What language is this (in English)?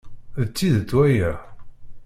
Kabyle